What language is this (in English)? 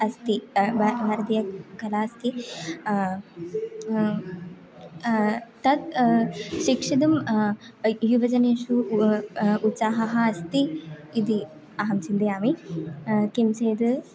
Sanskrit